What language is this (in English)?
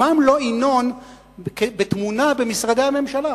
Hebrew